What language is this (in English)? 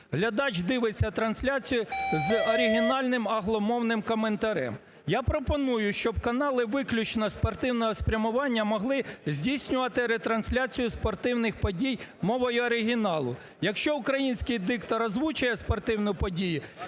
Ukrainian